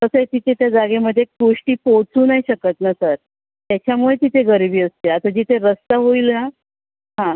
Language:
Marathi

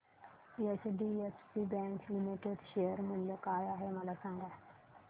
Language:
Marathi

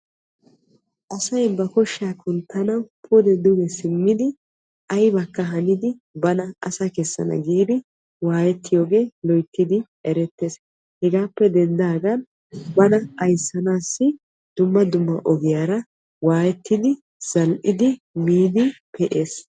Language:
Wolaytta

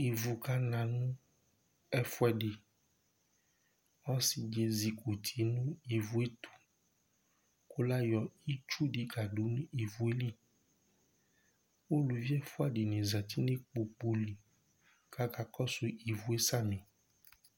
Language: Ikposo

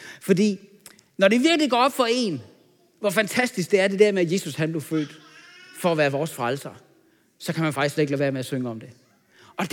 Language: Danish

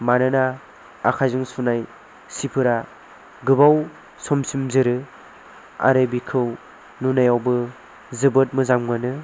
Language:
Bodo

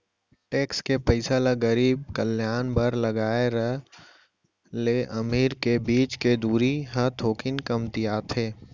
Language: Chhattisgarhi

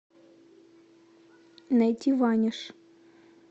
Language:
Russian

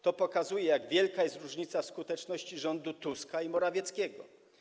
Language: Polish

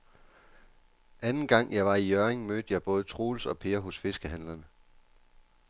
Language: Danish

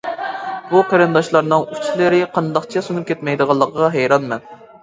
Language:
Uyghur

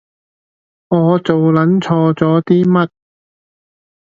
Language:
Cantonese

